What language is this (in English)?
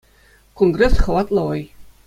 Chuvash